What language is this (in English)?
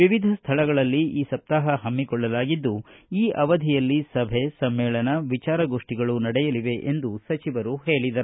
Kannada